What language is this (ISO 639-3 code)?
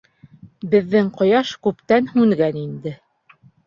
bak